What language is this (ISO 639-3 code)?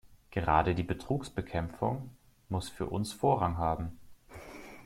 deu